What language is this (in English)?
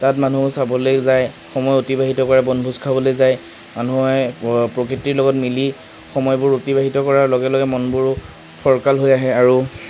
Assamese